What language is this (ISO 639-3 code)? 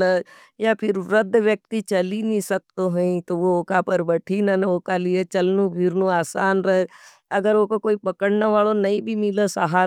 noe